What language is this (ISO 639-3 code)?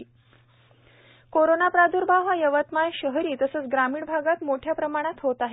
mar